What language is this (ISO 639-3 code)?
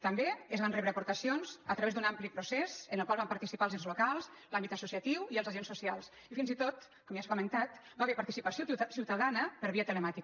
cat